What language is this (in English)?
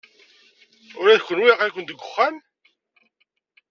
Kabyle